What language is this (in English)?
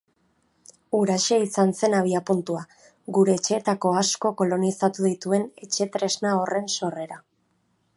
Basque